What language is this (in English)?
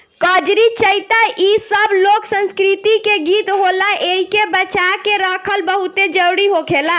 Bhojpuri